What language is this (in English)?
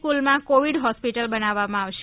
Gujarati